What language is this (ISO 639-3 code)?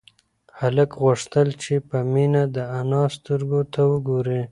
pus